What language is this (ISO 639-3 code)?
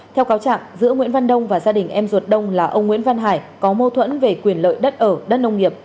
vie